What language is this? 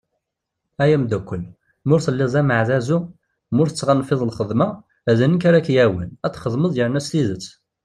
Kabyle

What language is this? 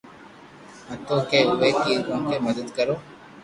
Loarki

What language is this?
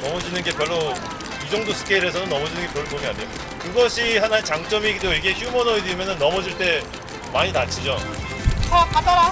Korean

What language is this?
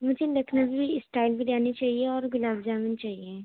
Urdu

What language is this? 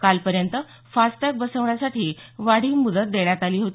Marathi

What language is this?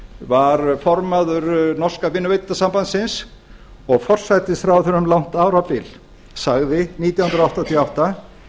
Icelandic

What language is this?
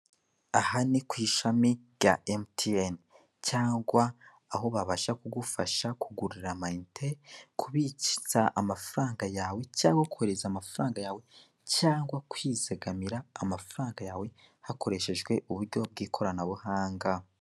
Kinyarwanda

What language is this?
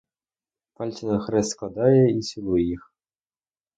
Ukrainian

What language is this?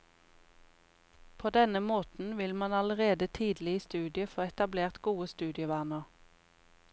Norwegian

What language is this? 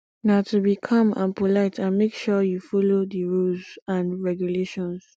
Nigerian Pidgin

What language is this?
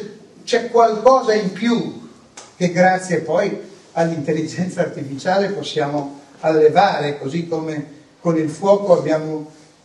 Italian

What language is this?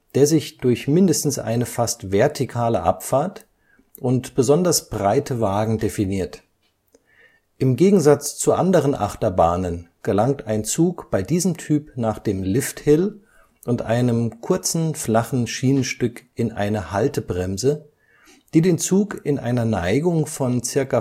German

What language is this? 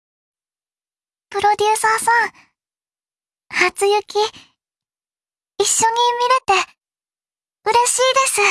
Japanese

